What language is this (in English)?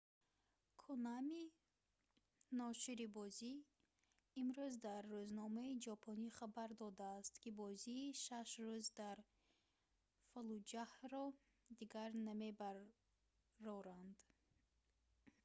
Tajik